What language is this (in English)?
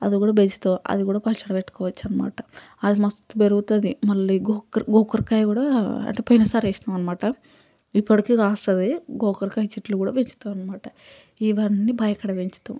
Telugu